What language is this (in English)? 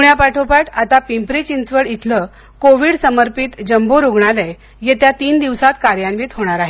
Marathi